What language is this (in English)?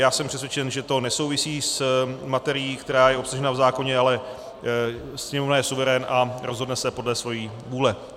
Czech